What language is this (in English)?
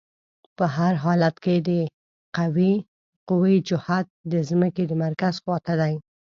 Pashto